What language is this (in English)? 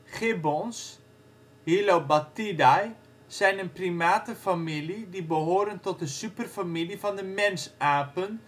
Dutch